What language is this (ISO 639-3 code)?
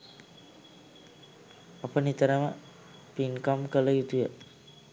sin